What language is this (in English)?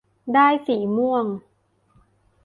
Thai